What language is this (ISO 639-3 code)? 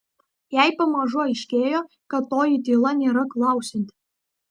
lit